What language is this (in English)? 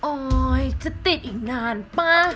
Thai